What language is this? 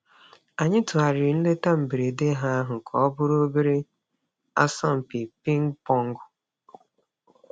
Igbo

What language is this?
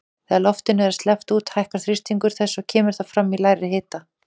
Icelandic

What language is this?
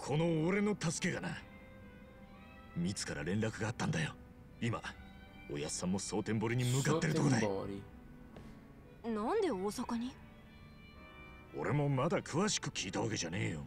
Italian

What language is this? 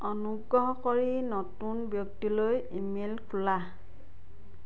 Assamese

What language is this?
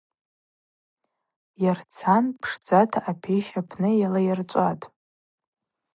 Abaza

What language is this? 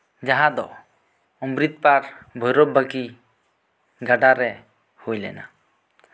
Santali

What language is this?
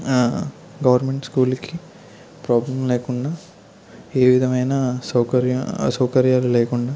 Telugu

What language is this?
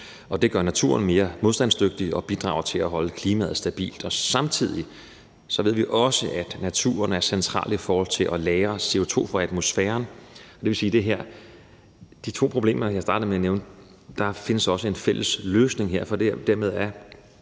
Danish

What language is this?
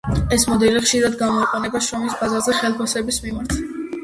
Georgian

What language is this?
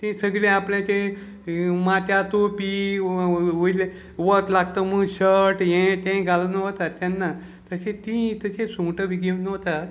Konkani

